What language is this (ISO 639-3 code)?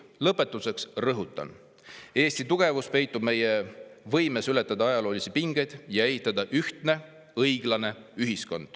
est